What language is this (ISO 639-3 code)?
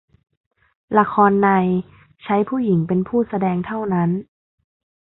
tha